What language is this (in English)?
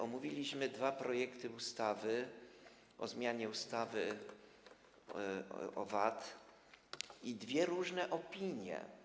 Polish